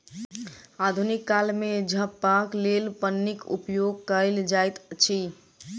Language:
Maithili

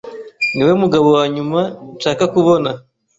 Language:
Kinyarwanda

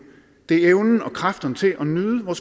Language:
Danish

